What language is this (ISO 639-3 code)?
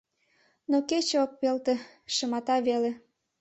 chm